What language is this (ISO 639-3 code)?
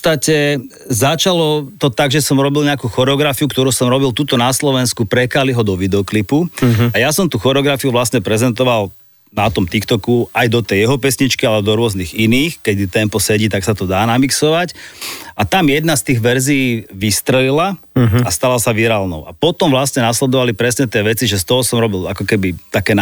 slk